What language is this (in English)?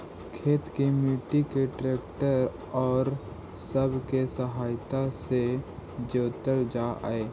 Magahi